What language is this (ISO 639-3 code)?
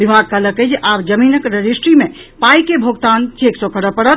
mai